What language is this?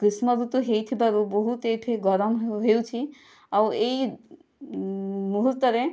Odia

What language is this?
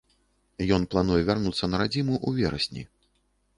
Belarusian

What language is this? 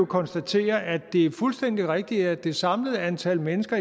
Danish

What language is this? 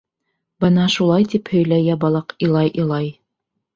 Bashkir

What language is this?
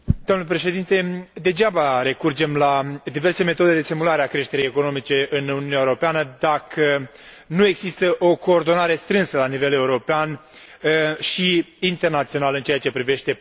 Romanian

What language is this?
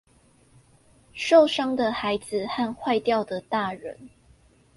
Chinese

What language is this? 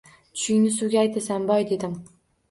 Uzbek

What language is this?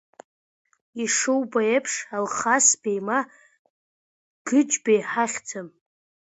Abkhazian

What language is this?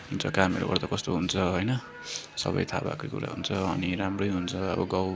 Nepali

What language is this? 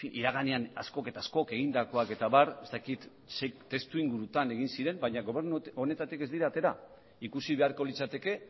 Basque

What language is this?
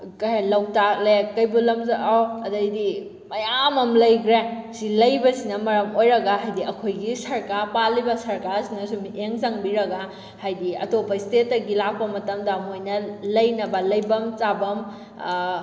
Manipuri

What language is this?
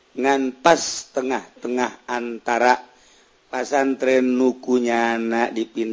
Indonesian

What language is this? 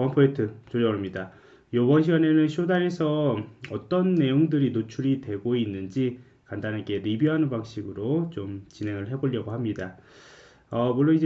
Korean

